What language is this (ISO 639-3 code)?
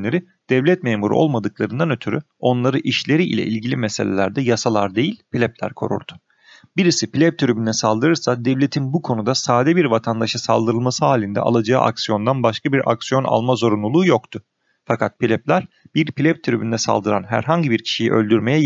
tur